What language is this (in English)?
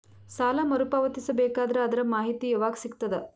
Kannada